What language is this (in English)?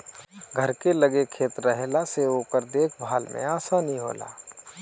Bhojpuri